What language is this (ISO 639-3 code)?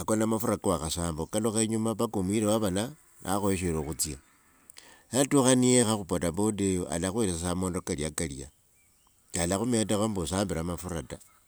lwg